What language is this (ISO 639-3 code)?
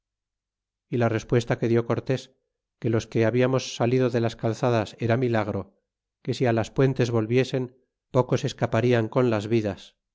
spa